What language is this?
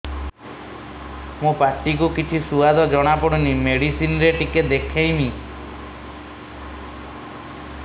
Odia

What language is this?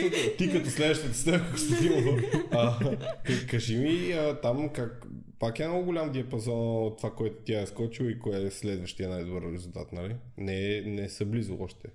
Bulgarian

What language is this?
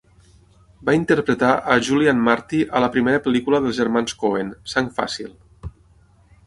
Catalan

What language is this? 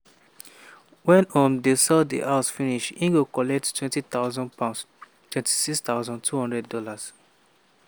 Nigerian Pidgin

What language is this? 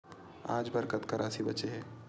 Chhattisgarhi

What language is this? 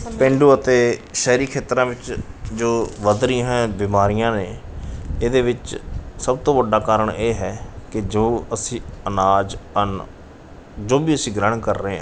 Punjabi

